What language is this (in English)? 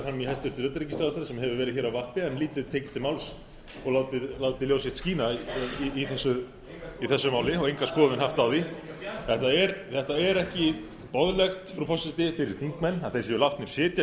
Icelandic